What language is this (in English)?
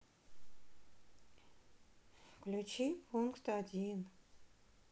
Russian